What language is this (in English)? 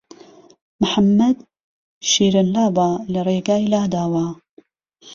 Central Kurdish